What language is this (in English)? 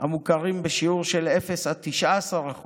Hebrew